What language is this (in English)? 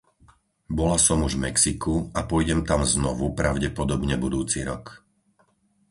Slovak